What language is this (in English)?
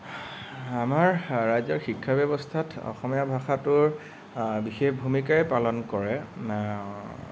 Assamese